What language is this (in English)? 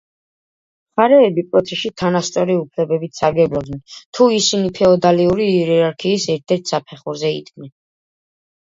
Georgian